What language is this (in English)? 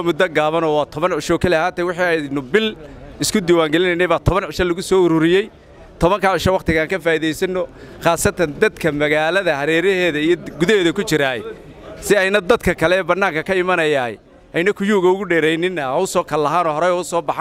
Arabic